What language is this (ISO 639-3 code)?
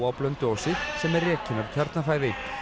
isl